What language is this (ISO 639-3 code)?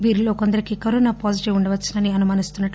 tel